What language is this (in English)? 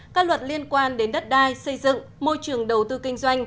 Vietnamese